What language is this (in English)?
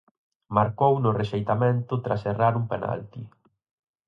Galician